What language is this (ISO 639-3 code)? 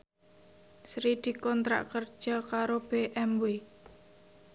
jav